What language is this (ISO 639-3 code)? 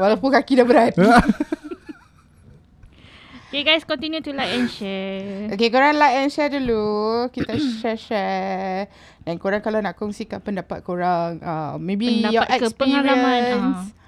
msa